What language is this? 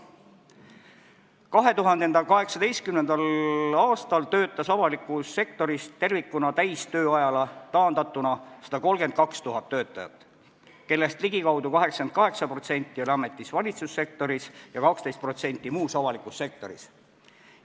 Estonian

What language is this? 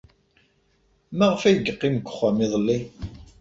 Kabyle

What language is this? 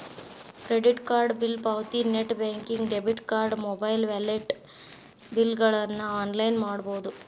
Kannada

